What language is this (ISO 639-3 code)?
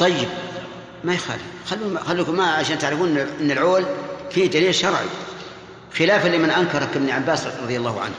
ara